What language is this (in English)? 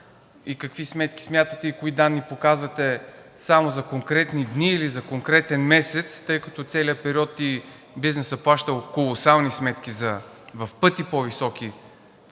Bulgarian